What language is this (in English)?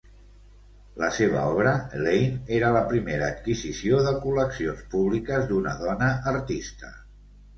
Catalan